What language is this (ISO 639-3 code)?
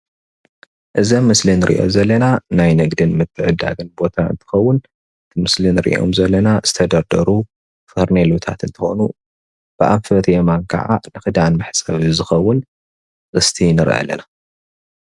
tir